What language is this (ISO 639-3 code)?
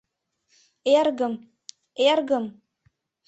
chm